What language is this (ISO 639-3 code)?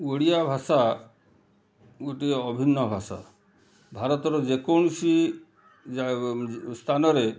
ori